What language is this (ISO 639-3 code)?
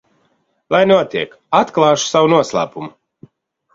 lav